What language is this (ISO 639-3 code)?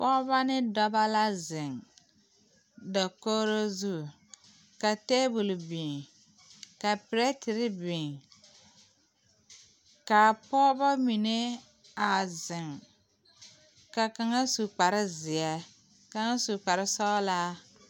dga